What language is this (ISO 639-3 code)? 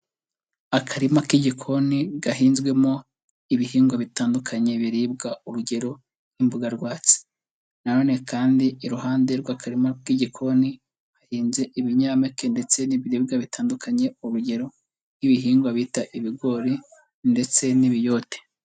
kin